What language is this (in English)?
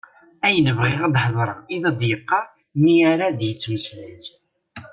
Kabyle